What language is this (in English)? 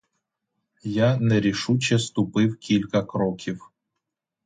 Ukrainian